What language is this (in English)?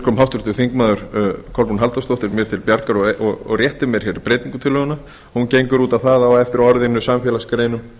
Icelandic